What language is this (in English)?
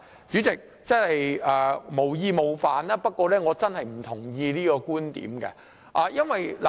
Cantonese